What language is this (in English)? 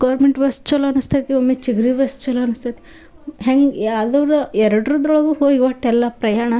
Kannada